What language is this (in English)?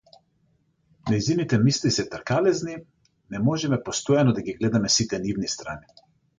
Macedonian